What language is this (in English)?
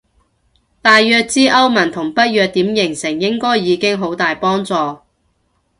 Cantonese